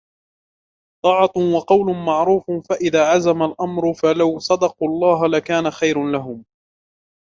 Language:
Arabic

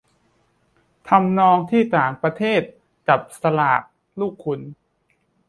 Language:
Thai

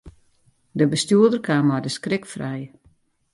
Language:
Western Frisian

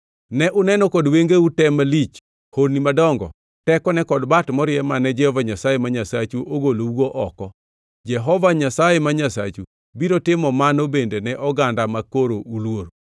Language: Luo (Kenya and Tanzania)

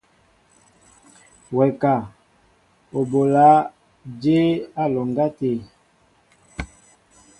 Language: Mbo (Cameroon)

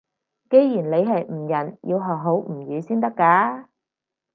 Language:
Cantonese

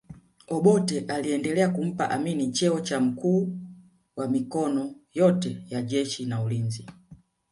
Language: Swahili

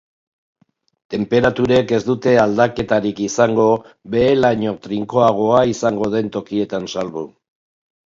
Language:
Basque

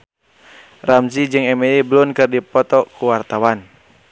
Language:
Sundanese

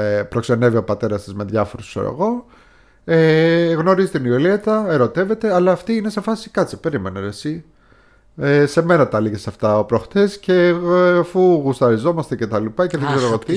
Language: Greek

